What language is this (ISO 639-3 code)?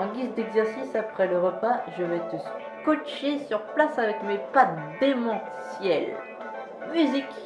fra